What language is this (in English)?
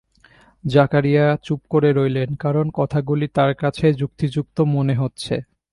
Bangla